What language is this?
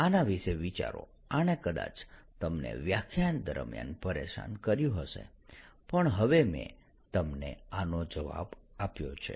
Gujarati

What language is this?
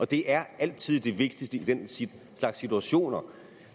Danish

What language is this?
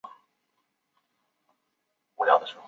Chinese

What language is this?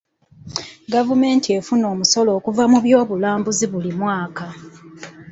Ganda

